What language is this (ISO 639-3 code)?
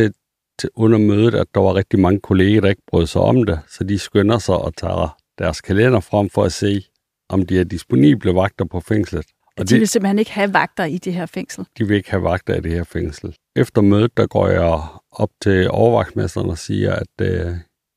dan